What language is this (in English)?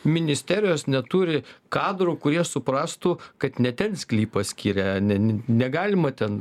Lithuanian